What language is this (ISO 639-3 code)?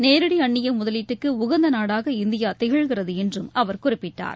tam